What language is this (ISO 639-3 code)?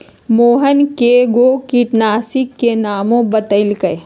mag